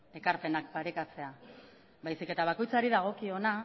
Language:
Basque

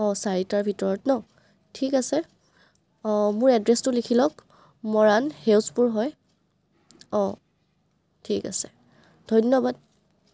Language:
Assamese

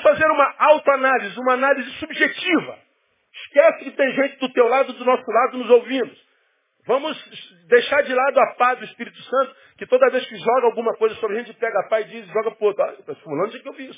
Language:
Portuguese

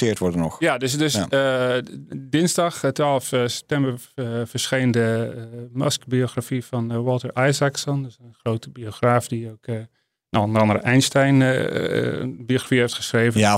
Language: Dutch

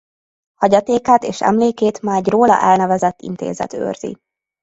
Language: Hungarian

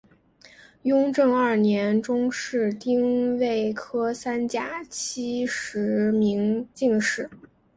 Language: Chinese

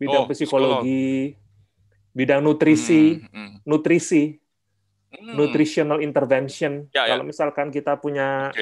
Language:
Indonesian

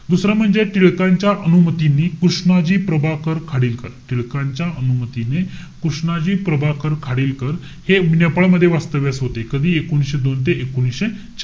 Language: Marathi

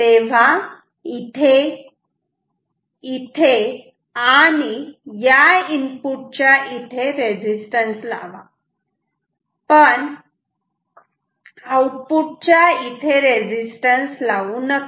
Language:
Marathi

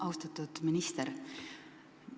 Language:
Estonian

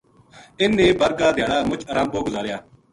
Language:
Gujari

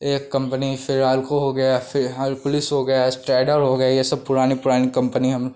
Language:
Hindi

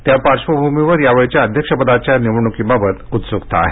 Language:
Marathi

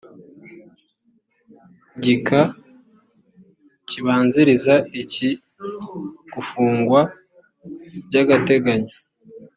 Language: Kinyarwanda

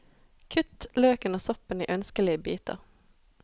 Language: Norwegian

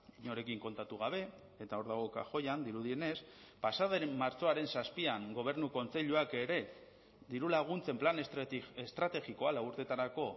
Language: Basque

